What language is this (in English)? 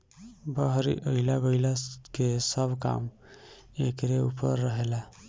Bhojpuri